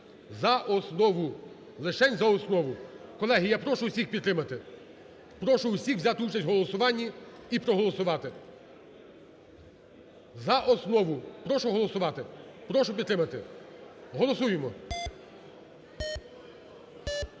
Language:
Ukrainian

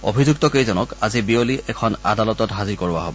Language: Assamese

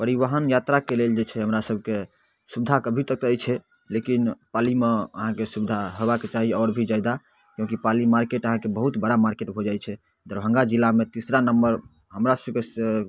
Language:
Maithili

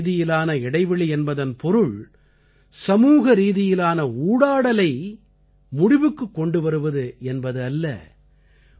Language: Tamil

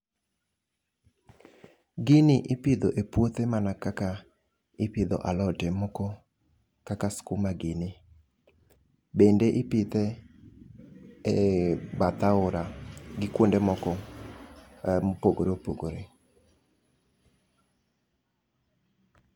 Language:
Luo (Kenya and Tanzania)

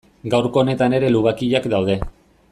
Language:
Basque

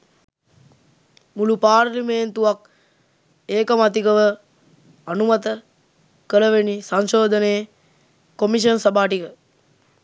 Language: Sinhala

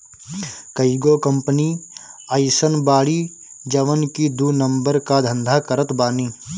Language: Bhojpuri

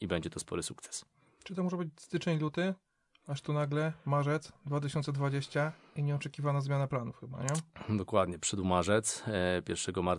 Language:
Polish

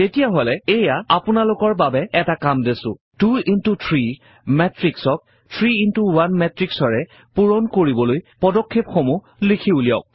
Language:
Assamese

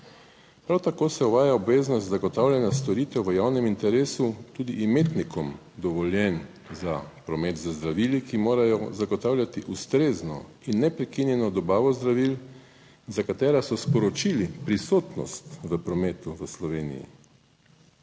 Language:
Slovenian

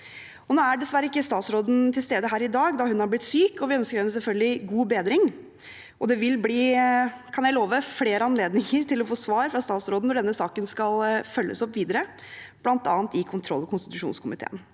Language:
Norwegian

